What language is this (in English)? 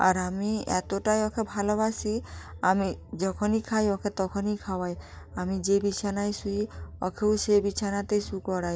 Bangla